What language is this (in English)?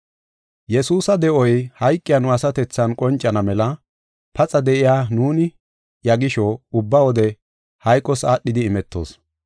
Gofa